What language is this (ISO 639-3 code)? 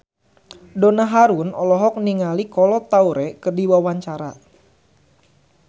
sun